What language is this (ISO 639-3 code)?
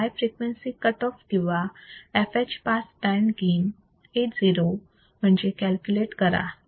mar